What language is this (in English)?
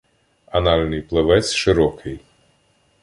Ukrainian